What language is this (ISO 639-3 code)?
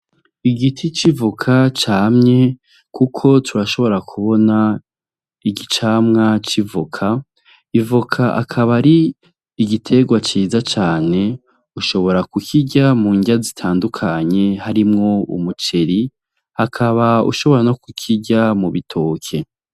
run